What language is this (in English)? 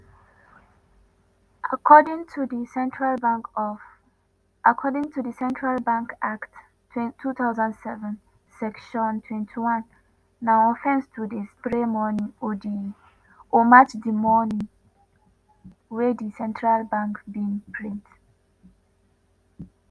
Nigerian Pidgin